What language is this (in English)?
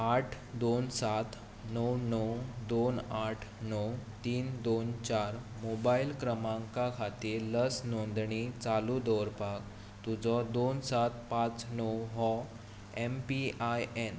Konkani